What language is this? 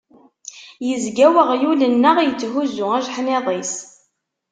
Kabyle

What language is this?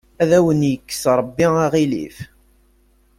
Kabyle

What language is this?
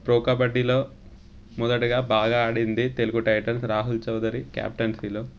Telugu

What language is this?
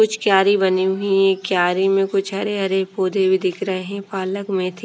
Hindi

